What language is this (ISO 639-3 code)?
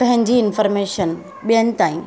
snd